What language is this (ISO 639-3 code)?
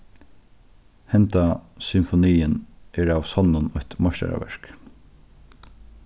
fao